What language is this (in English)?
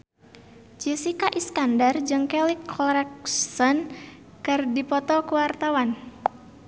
Sundanese